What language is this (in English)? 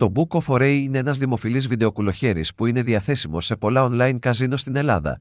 Greek